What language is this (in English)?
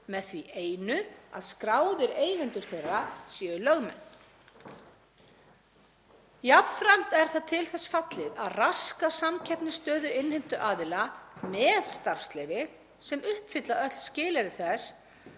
Icelandic